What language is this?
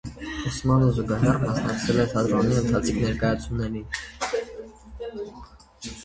Armenian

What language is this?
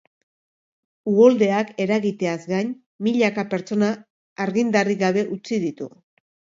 Basque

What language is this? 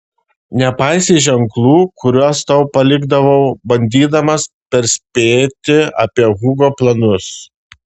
Lithuanian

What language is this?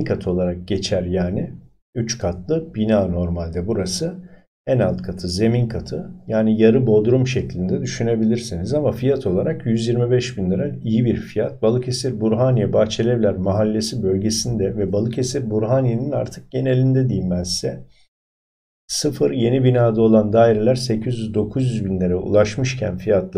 Turkish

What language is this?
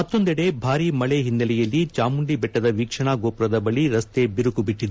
Kannada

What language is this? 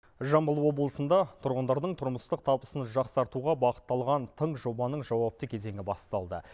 Kazakh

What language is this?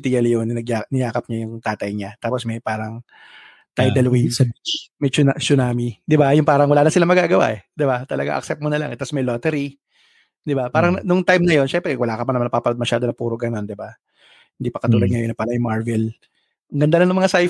Filipino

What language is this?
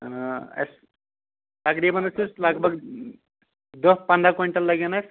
Kashmiri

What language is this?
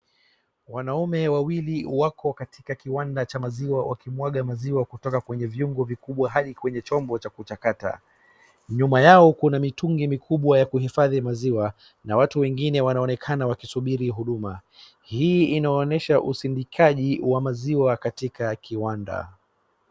Swahili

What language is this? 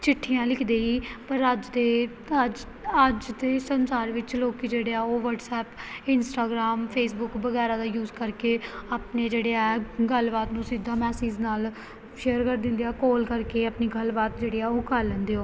Punjabi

